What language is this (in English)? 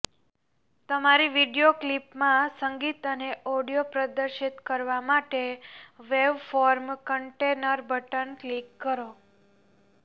Gujarati